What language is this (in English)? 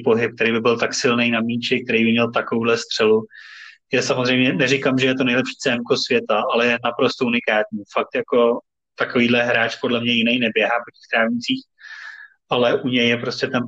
Czech